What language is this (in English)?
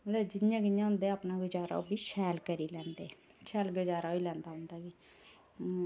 Dogri